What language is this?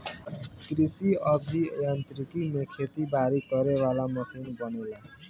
Bhojpuri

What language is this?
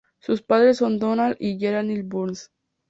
Spanish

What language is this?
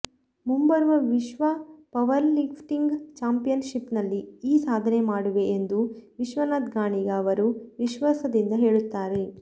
Kannada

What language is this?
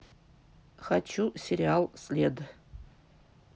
Russian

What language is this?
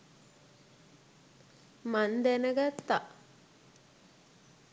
Sinhala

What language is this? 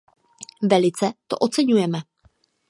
Czech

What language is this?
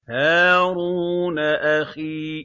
Arabic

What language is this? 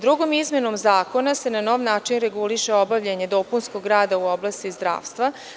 Serbian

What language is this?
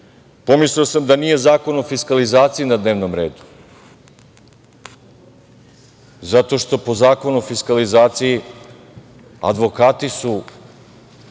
Serbian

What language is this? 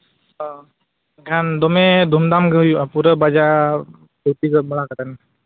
Santali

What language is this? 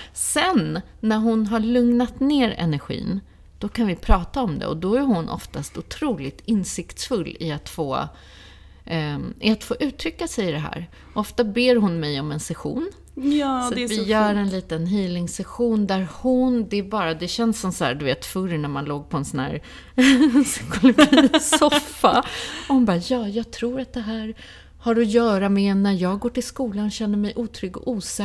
Swedish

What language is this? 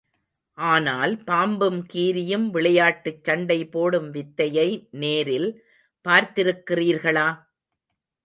Tamil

